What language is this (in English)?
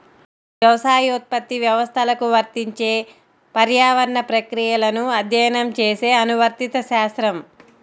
Telugu